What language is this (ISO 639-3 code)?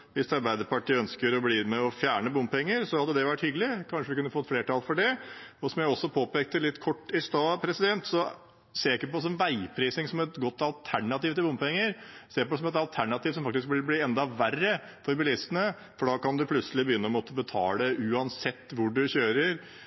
nob